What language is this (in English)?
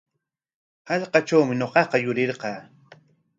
Corongo Ancash Quechua